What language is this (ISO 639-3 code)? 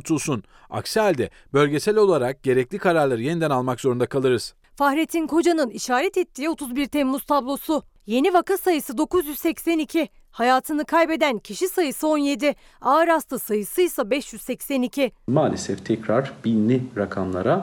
tur